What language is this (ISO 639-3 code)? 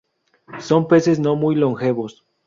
spa